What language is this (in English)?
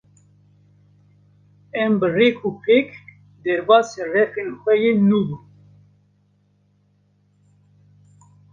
Kurdish